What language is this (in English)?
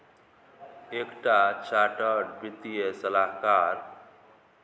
Maithili